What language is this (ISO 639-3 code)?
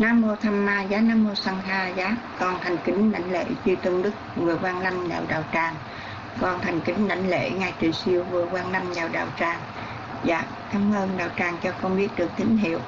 vie